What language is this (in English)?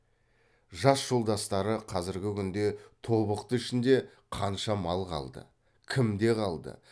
Kazakh